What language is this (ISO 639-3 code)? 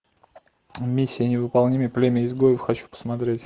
rus